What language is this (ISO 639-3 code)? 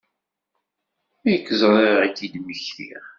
kab